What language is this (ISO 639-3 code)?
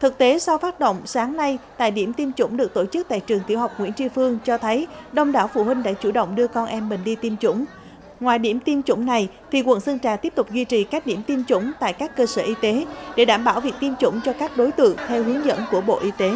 vie